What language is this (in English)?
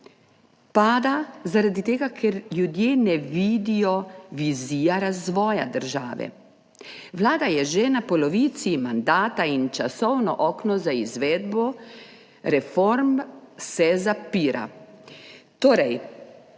Slovenian